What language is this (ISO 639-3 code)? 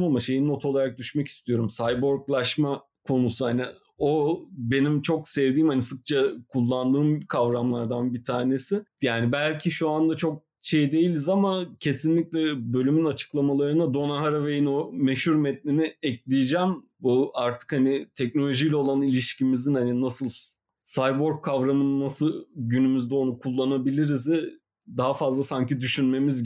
tur